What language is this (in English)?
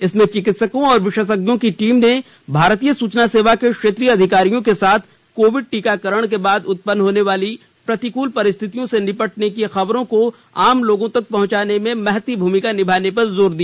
Hindi